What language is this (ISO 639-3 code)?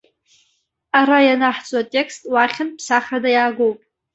abk